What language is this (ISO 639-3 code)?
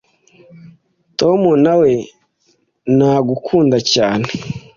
kin